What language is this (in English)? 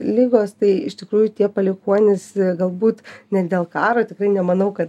Lithuanian